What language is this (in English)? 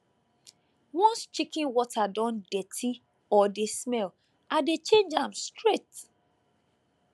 Nigerian Pidgin